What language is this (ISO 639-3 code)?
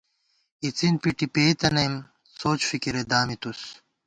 gwt